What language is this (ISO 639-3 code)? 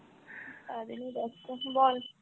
ben